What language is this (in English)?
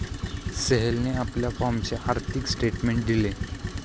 Marathi